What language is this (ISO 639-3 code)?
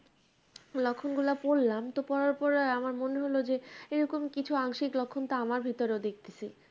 ben